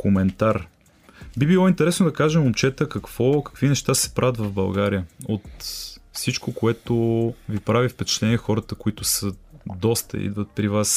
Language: Bulgarian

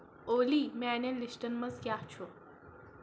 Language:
Kashmiri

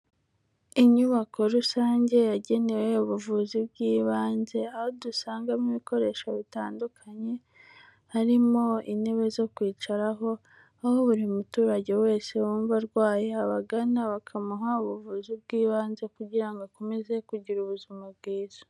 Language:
Kinyarwanda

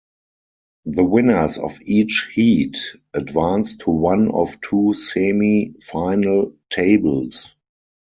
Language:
English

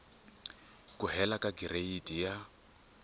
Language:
Tsonga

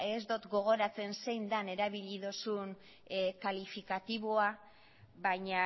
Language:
Basque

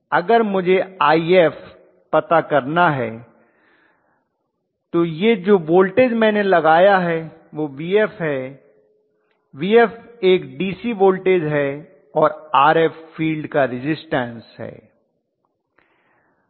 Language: Hindi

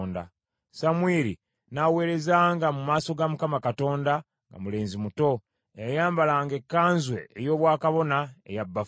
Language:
Ganda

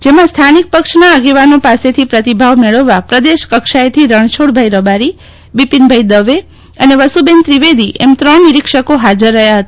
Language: Gujarati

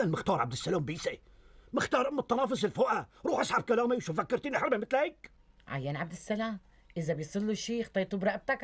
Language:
Arabic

